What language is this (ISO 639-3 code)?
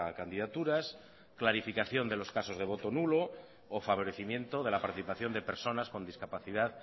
spa